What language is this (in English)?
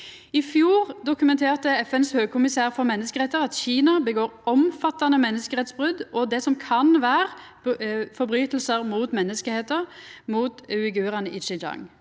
Norwegian